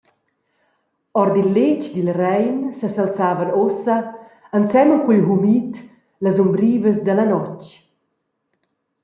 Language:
Romansh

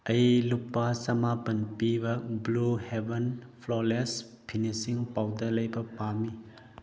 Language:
Manipuri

